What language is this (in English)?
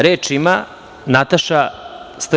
Serbian